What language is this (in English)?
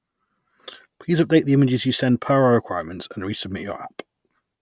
English